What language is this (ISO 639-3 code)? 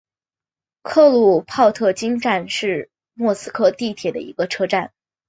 zho